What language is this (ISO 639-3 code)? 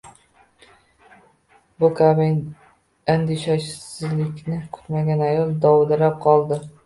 uzb